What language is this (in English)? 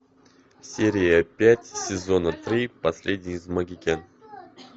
Russian